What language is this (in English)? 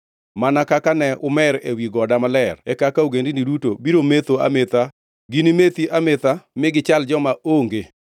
Luo (Kenya and Tanzania)